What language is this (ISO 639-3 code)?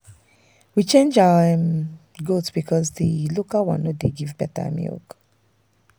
pcm